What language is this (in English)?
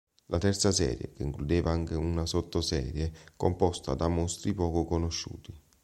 Italian